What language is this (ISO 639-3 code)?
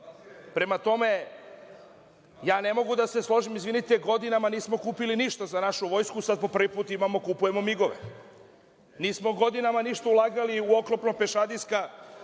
srp